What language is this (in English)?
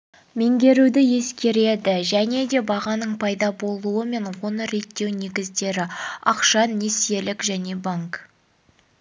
Kazakh